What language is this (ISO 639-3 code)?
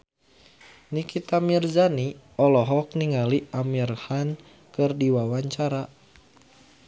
sun